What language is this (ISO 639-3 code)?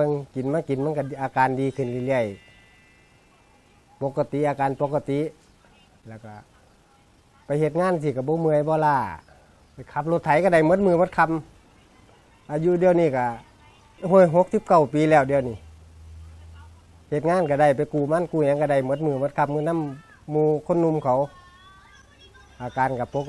tha